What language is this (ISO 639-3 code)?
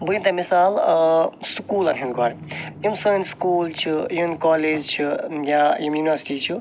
kas